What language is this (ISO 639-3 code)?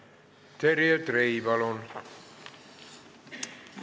est